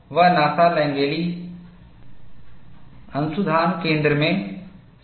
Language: Hindi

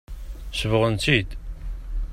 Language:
Kabyle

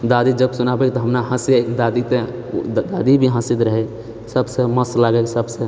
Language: Maithili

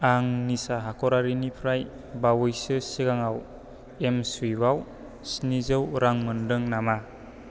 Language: Bodo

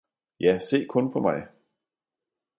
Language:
Danish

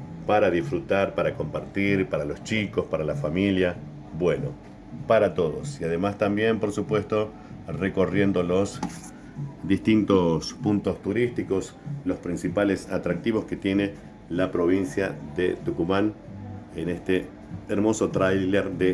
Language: Spanish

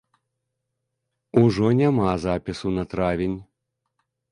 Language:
Belarusian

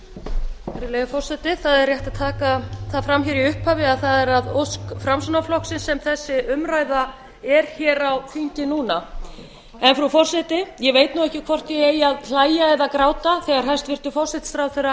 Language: Icelandic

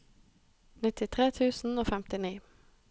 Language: Norwegian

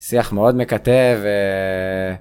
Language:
Hebrew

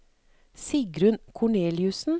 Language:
Norwegian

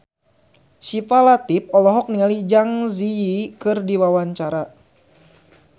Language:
Sundanese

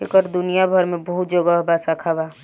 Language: Bhojpuri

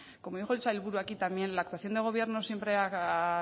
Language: Spanish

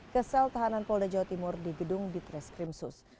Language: Indonesian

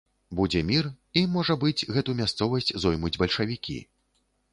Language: Belarusian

